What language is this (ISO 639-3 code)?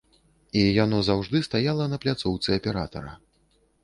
bel